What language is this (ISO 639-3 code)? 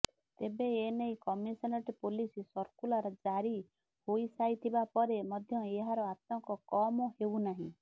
ori